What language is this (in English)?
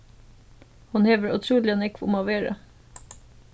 Faroese